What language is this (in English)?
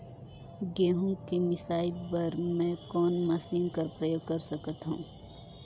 Chhattisgarhi